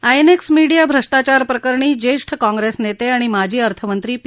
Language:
Marathi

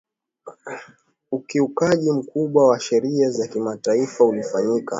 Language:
Swahili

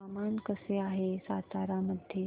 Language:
Marathi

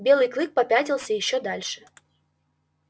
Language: Russian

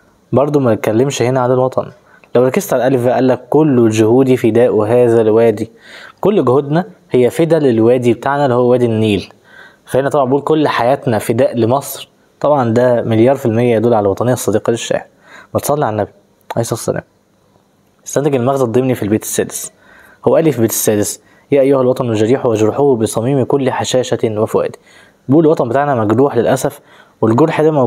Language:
Arabic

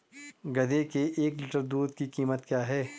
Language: Hindi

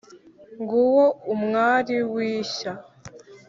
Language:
Kinyarwanda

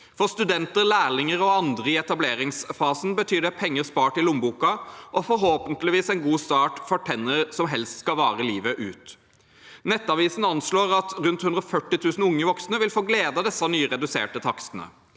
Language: Norwegian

